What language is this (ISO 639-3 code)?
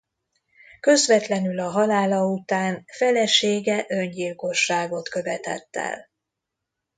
hun